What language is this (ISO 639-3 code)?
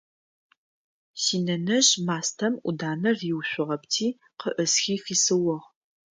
ady